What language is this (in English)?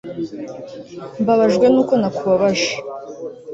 Kinyarwanda